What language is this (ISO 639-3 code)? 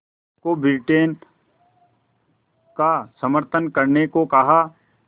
hin